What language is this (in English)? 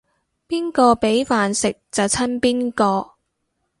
Cantonese